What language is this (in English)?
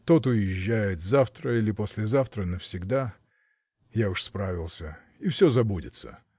Russian